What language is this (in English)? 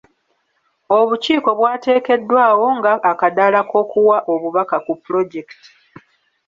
Ganda